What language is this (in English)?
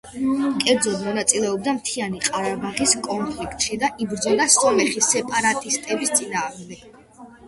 Georgian